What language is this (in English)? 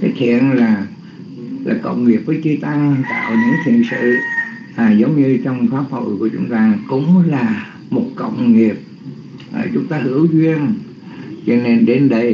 Vietnamese